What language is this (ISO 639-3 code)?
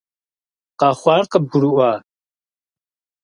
kbd